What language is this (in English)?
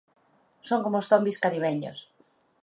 Galician